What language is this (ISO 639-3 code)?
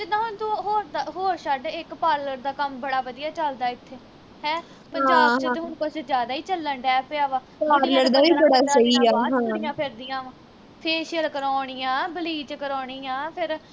pan